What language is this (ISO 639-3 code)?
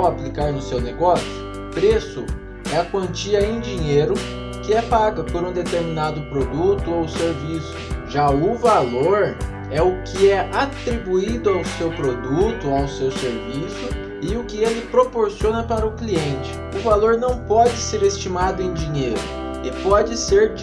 por